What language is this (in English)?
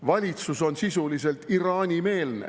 Estonian